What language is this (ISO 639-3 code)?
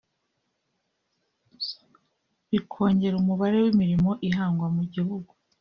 kin